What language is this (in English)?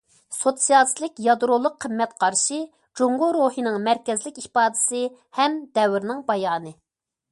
Uyghur